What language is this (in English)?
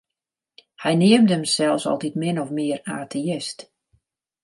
Western Frisian